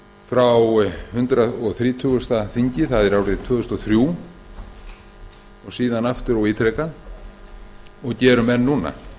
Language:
Icelandic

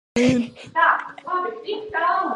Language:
Latvian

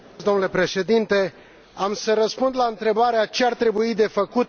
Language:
Romanian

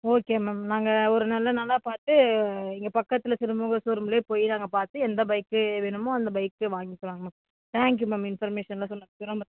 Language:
Tamil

